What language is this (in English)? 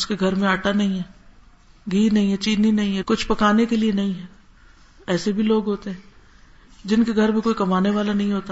Urdu